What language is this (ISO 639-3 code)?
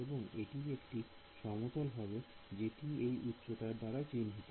ben